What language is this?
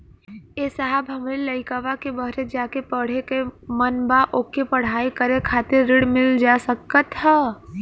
Bhojpuri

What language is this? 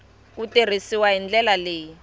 Tsonga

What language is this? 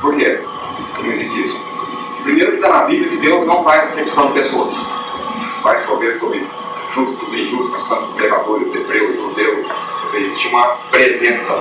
Portuguese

